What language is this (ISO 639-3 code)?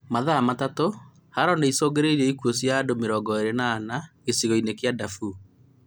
kik